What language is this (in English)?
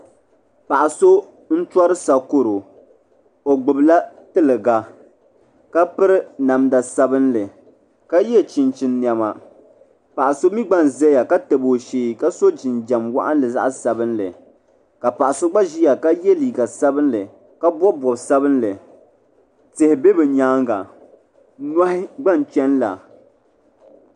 Dagbani